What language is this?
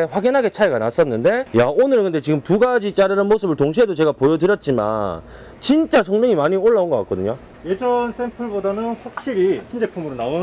Korean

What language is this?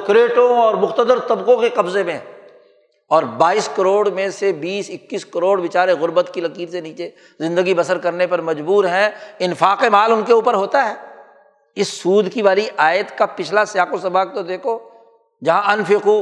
Urdu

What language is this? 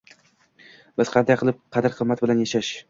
Uzbek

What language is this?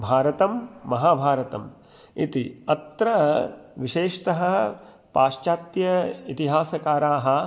Sanskrit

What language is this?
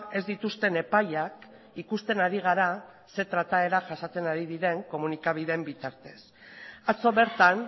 Basque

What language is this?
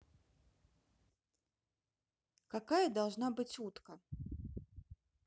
Russian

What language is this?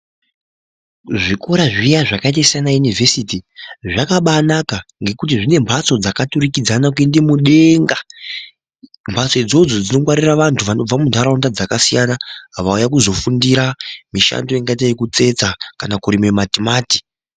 Ndau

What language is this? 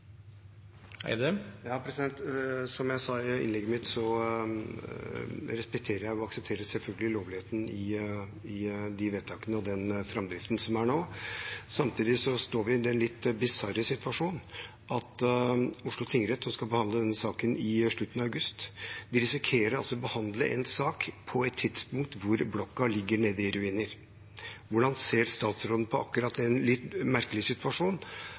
Norwegian Bokmål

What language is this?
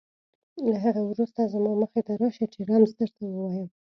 Pashto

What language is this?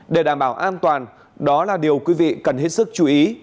Vietnamese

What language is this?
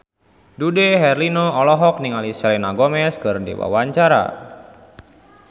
Sundanese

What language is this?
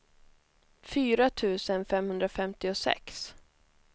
Swedish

